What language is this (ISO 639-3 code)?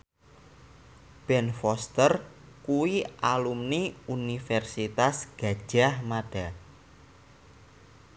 jav